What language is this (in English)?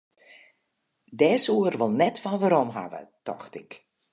Western Frisian